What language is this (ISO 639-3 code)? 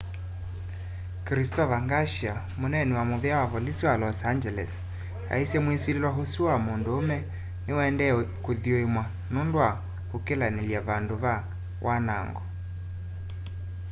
kam